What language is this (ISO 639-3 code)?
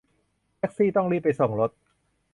tha